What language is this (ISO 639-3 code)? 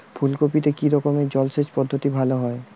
ben